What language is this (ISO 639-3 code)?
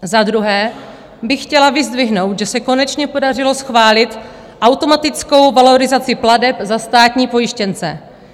ces